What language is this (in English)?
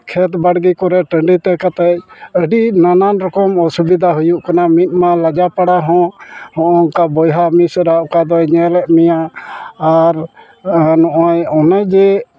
Santali